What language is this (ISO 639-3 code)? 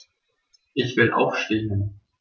deu